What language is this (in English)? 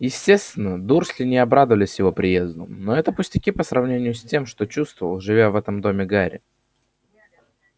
Russian